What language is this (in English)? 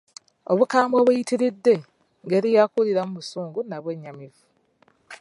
Ganda